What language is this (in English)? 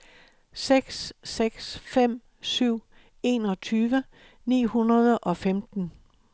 Danish